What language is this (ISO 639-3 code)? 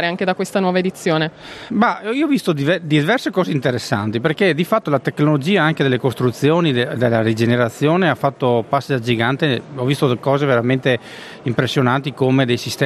ita